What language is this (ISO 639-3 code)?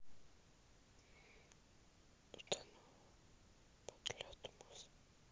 rus